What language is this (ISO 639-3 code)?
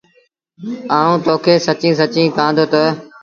sbn